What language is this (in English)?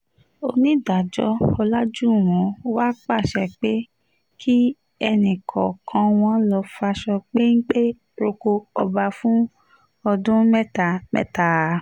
Yoruba